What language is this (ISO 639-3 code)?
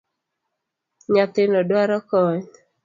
luo